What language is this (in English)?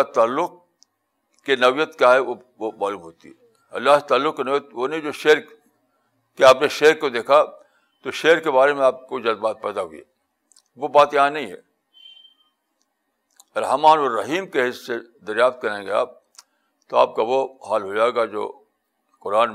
Urdu